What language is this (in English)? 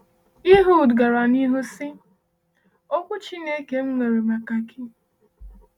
Igbo